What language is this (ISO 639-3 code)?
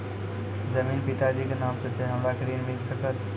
mai